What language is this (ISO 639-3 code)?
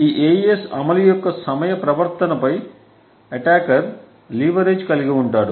tel